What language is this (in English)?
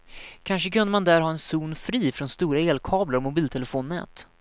Swedish